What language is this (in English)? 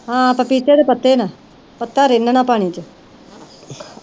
Punjabi